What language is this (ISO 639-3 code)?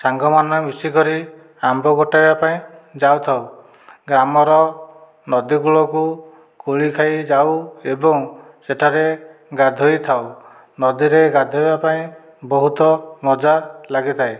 ori